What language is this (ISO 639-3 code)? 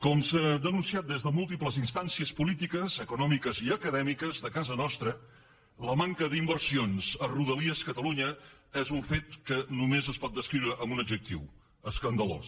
cat